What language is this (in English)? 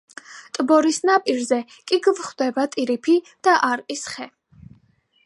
Georgian